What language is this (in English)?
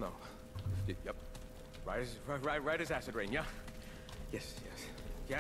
Polish